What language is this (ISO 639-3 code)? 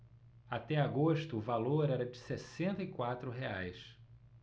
por